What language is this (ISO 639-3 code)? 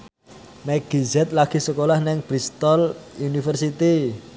jav